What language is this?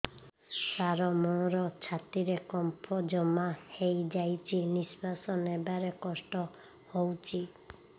Odia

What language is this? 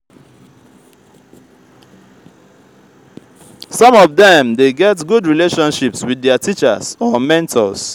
Nigerian Pidgin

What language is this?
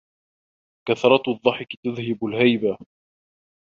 Arabic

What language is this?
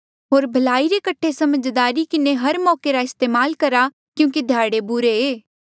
Mandeali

